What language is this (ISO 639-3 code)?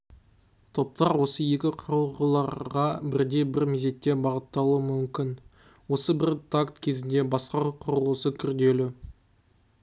kaz